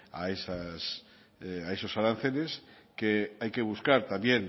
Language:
Spanish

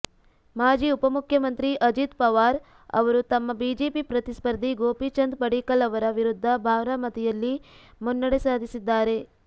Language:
Kannada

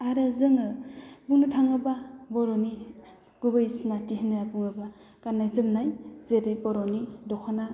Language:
Bodo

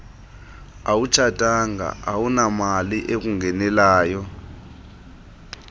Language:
Xhosa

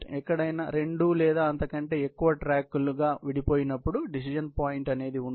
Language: Telugu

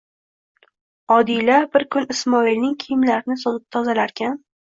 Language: Uzbek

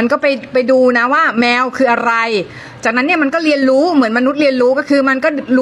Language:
Thai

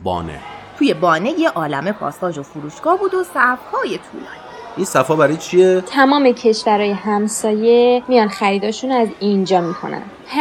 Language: Persian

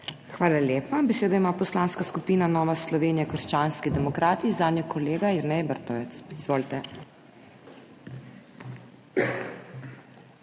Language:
Slovenian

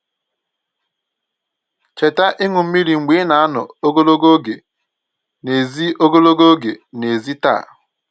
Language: Igbo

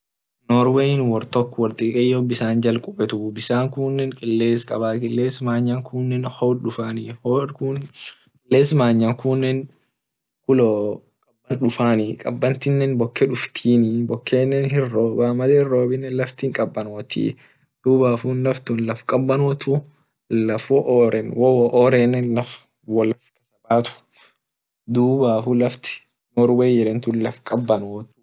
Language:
Orma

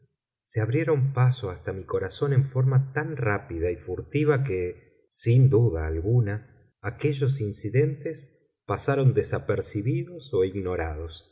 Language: Spanish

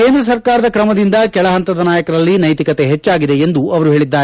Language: Kannada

